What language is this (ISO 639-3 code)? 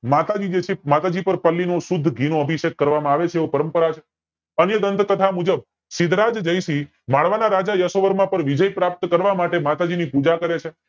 guj